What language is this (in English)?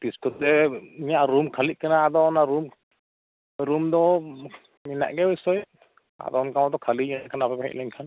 Santali